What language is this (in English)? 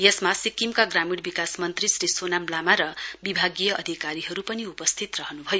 Nepali